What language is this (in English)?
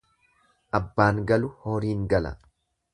Oromo